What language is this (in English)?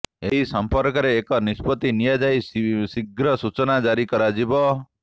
Odia